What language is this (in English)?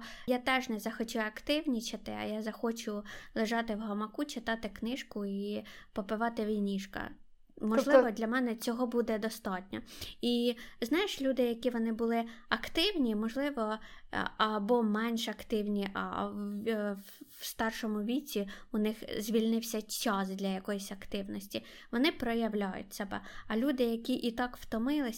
Ukrainian